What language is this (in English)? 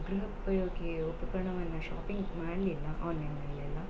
Kannada